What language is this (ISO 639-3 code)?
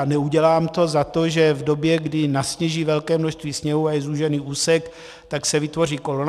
ces